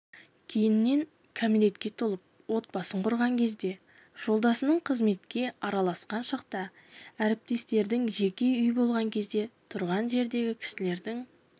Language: Kazakh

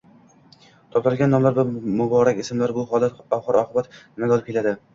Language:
Uzbek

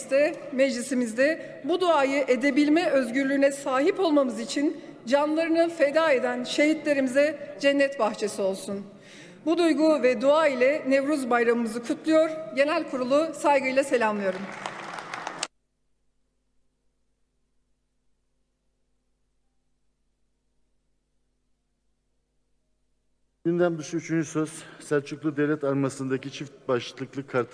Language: Turkish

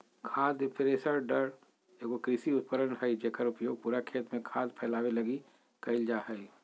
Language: Magahi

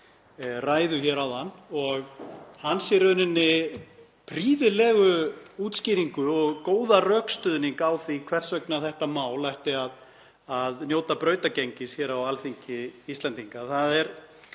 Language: Icelandic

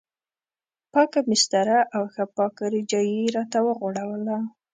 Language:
Pashto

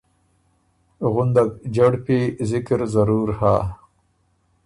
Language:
Ormuri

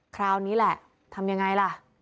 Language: Thai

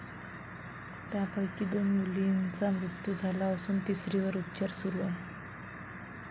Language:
Marathi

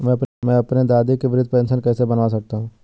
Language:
Hindi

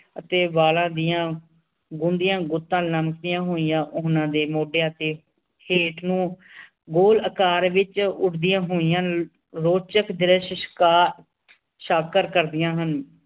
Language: Punjabi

